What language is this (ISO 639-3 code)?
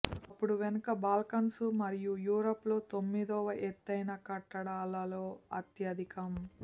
tel